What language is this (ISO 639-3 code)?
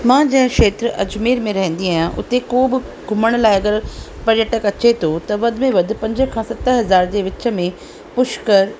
snd